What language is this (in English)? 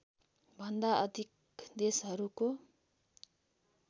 Nepali